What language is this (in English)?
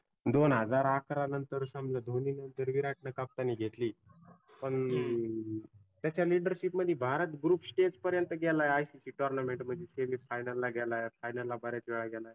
Marathi